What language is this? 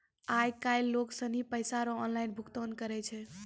Maithili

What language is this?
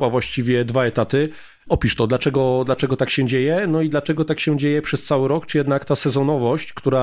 Polish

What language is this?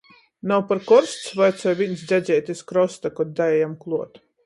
Latgalian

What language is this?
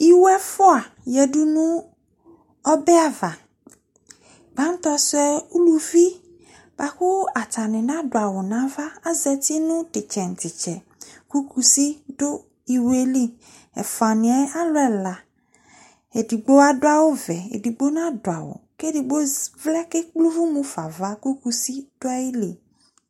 Ikposo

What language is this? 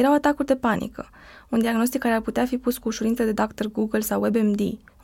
Romanian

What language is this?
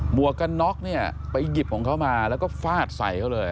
Thai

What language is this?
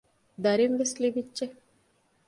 Divehi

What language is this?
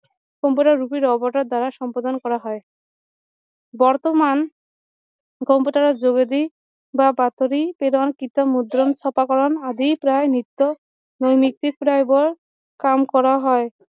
Assamese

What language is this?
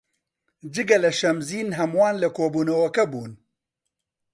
Central Kurdish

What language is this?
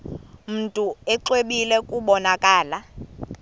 Xhosa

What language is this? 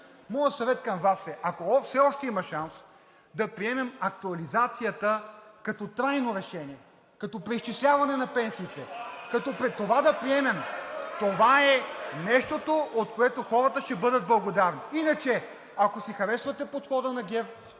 Bulgarian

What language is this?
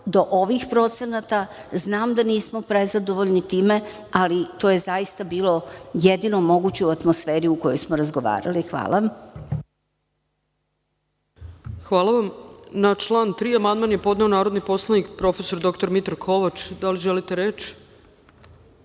Serbian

